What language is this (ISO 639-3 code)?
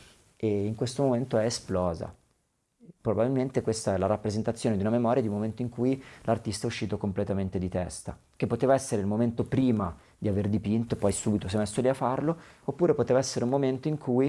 ita